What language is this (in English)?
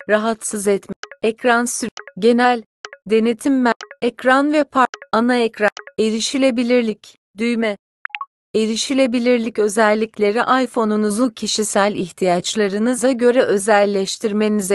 Turkish